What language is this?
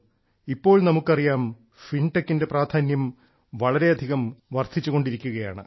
Malayalam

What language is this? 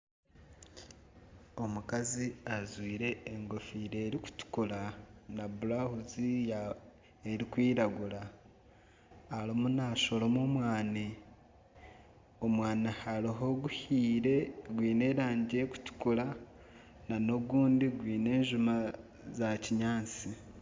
Nyankole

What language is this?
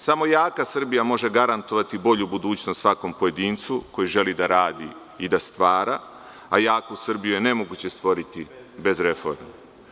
Serbian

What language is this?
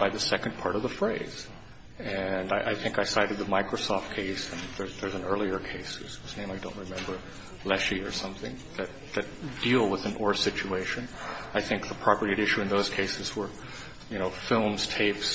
English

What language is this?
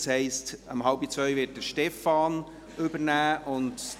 Swiss German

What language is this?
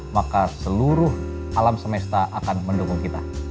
Indonesian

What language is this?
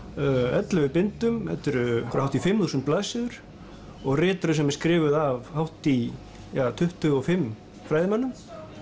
Icelandic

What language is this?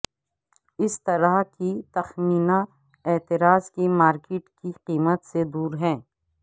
Urdu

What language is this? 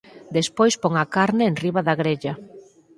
Galician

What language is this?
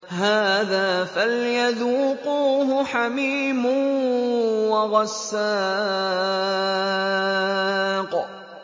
Arabic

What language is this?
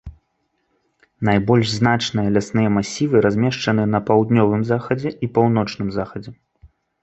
Belarusian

